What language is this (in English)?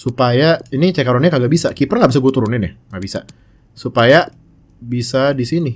Indonesian